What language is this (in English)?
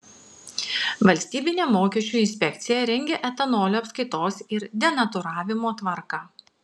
Lithuanian